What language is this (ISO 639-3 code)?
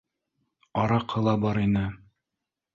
bak